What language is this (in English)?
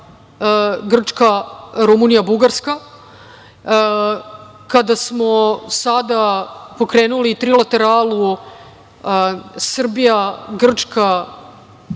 Serbian